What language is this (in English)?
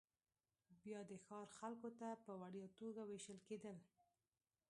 Pashto